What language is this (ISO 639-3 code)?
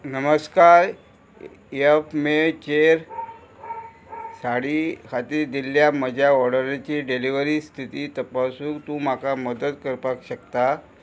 kok